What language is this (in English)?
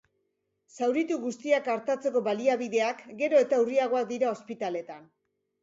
Basque